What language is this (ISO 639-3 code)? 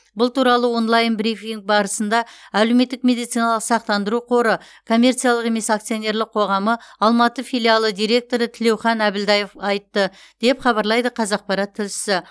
kaz